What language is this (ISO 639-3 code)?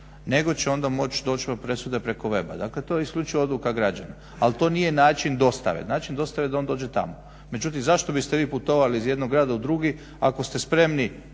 hrv